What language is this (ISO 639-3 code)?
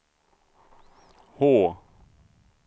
swe